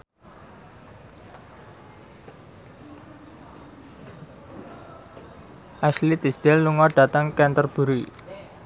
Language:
Javanese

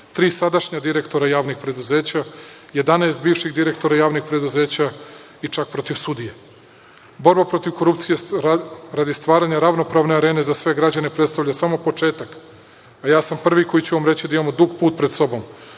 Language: Serbian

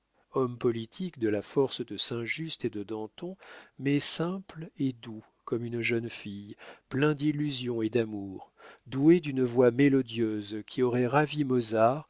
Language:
French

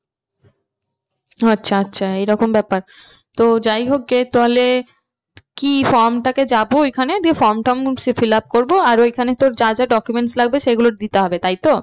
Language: Bangla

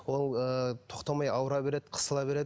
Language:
Kazakh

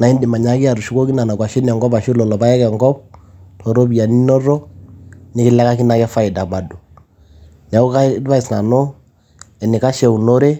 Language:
Masai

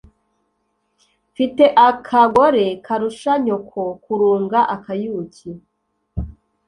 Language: Kinyarwanda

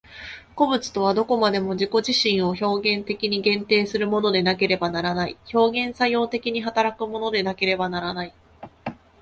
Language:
Japanese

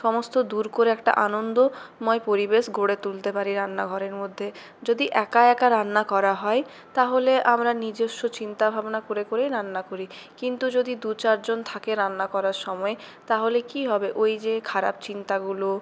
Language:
Bangla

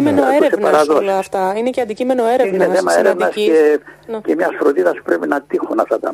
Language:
Greek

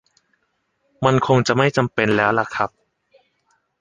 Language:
Thai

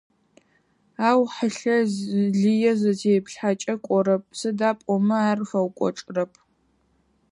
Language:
Adyghe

